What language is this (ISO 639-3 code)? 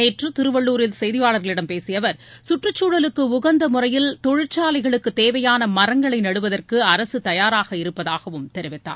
tam